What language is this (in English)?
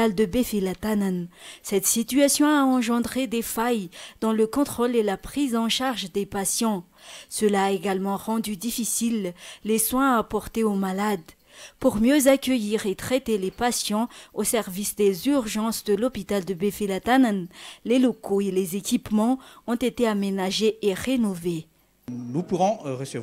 French